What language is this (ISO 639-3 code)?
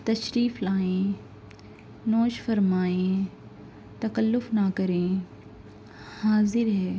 urd